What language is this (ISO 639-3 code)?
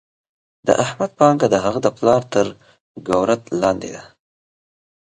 pus